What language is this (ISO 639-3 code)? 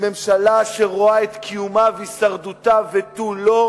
heb